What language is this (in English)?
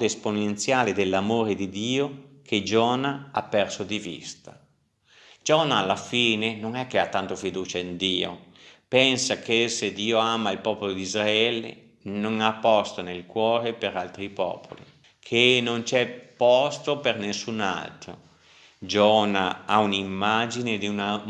Italian